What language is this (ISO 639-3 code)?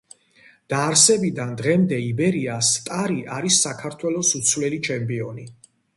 kat